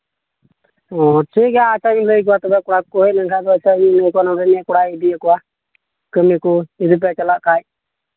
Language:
Santali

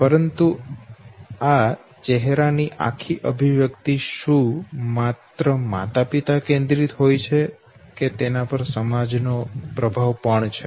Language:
Gujarati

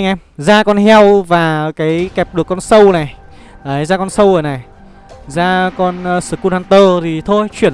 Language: Vietnamese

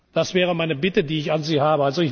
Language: German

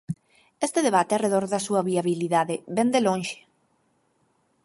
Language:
Galician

